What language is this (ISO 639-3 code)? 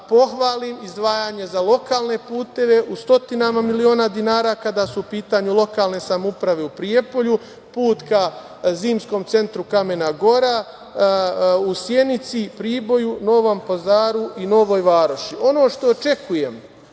srp